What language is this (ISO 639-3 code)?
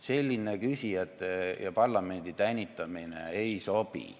est